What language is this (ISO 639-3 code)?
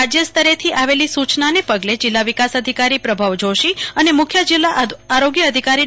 guj